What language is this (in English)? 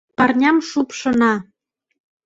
Mari